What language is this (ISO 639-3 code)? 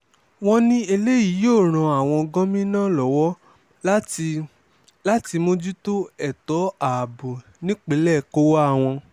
yor